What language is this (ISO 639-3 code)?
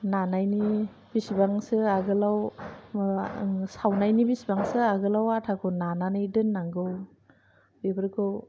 brx